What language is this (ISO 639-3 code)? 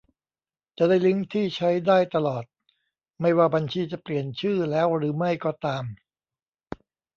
tha